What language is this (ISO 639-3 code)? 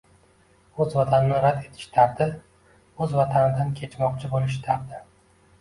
uzb